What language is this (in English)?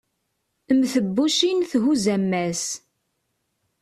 Kabyle